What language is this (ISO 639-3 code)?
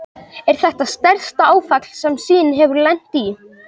isl